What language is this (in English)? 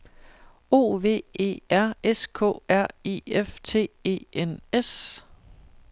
Danish